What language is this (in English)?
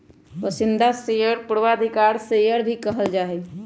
Magahi